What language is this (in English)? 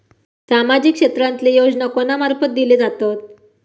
Marathi